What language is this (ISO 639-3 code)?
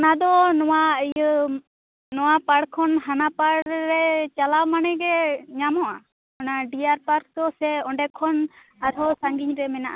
sat